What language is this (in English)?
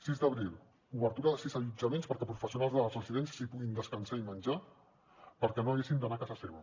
Catalan